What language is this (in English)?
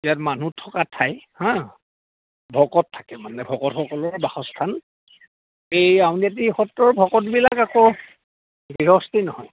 Assamese